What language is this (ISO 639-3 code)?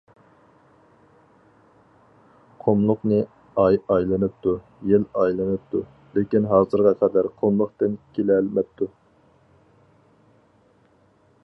uig